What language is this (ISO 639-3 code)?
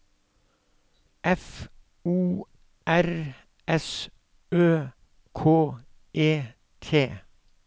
nor